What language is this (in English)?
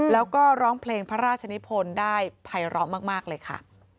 Thai